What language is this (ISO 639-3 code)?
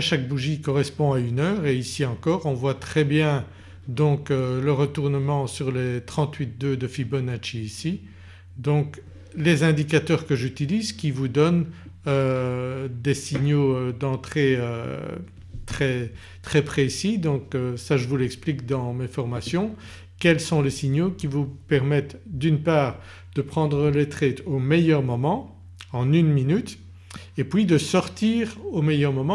fra